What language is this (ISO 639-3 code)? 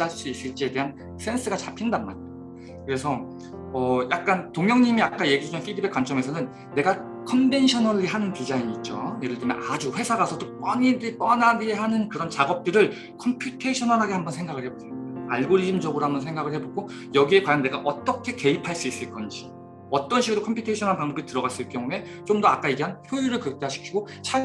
kor